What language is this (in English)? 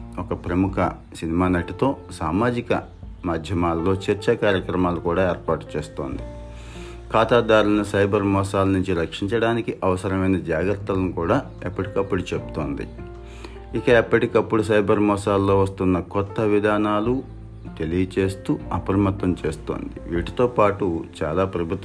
Telugu